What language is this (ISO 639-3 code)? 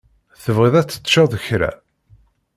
kab